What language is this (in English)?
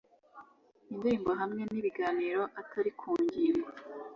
Kinyarwanda